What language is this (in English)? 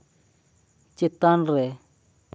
Santali